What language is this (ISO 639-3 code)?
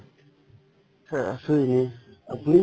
asm